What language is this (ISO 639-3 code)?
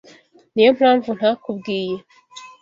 kin